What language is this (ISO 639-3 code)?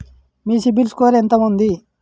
tel